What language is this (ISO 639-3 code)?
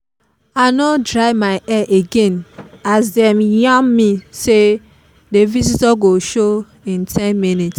pcm